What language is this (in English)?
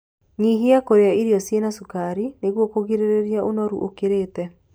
Kikuyu